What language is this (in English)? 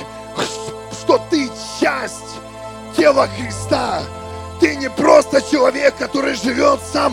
Russian